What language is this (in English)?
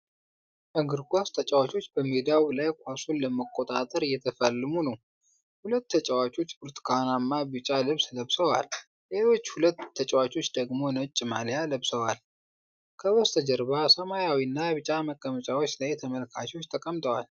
Amharic